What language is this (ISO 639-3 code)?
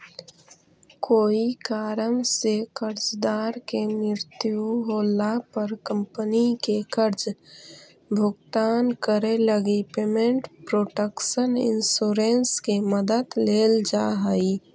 mag